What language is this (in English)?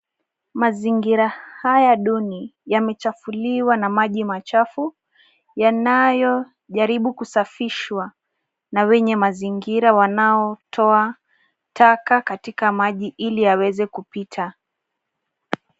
Swahili